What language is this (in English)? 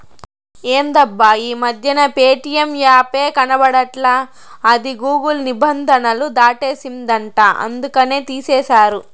Telugu